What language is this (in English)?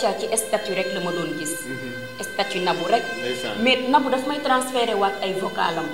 French